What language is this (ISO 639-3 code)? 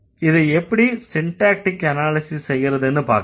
tam